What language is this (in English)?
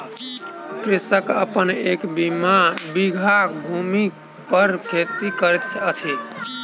Maithili